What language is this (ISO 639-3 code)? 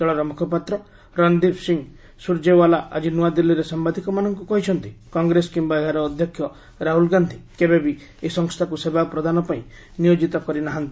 ori